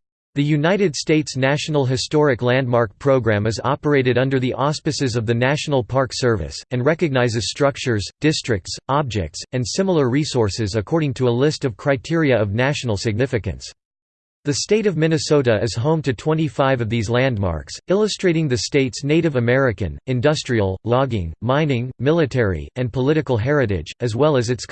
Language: English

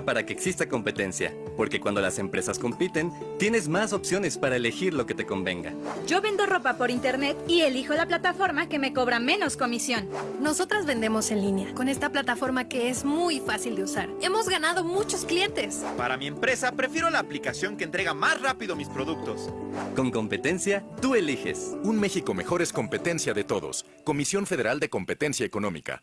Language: Spanish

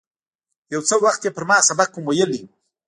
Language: Pashto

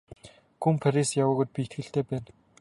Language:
Mongolian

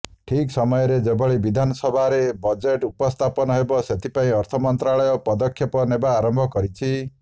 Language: Odia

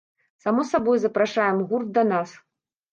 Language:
Belarusian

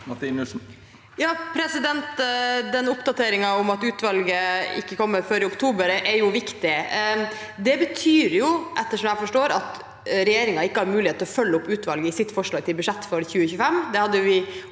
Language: Norwegian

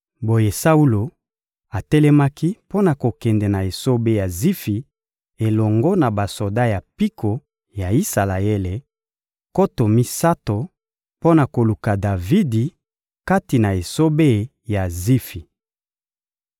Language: Lingala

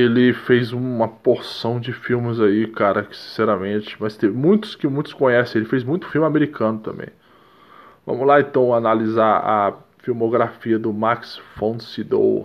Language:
Portuguese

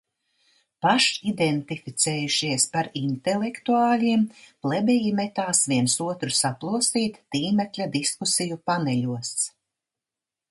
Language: Latvian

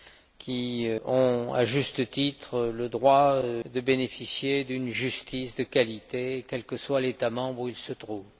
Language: French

